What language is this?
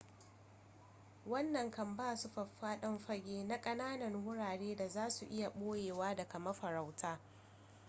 Hausa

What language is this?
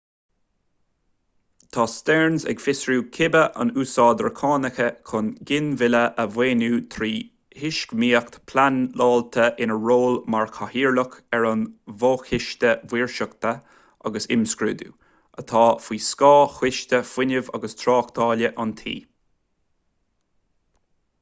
Irish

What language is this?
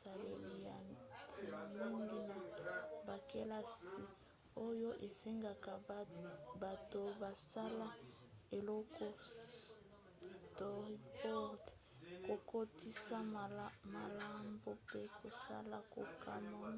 Lingala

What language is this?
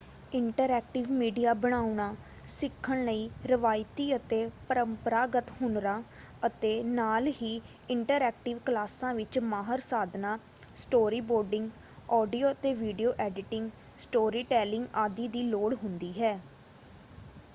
Punjabi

